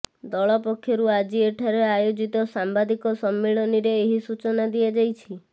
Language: Odia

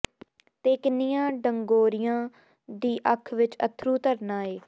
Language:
Punjabi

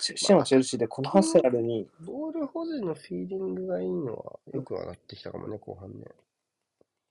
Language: Japanese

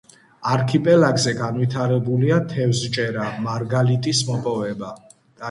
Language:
Georgian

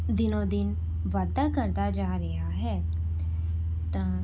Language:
Punjabi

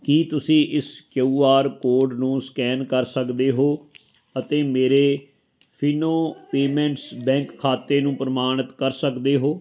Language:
Punjabi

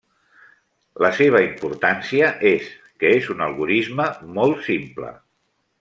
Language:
Catalan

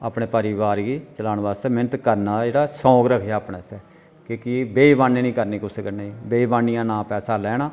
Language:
Dogri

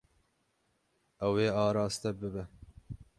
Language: Kurdish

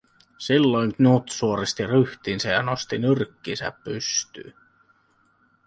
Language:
Finnish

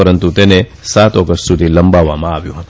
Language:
Gujarati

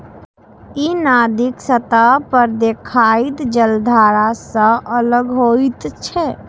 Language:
Maithili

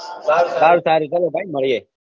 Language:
Gujarati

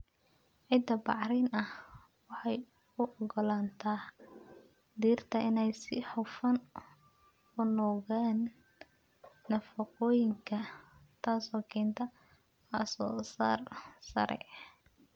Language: Somali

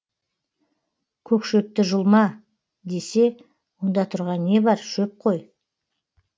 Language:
Kazakh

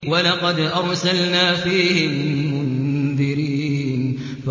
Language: Arabic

